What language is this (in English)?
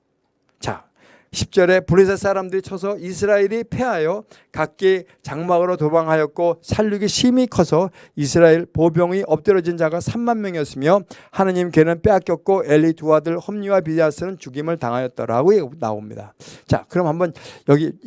Korean